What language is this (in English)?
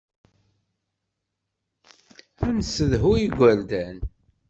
Kabyle